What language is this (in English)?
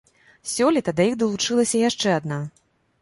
Belarusian